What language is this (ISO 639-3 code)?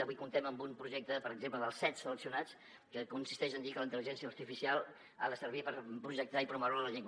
cat